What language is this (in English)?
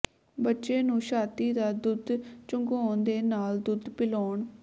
Punjabi